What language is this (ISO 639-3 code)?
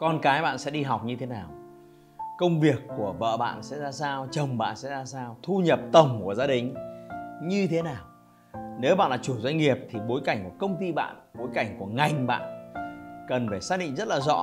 vie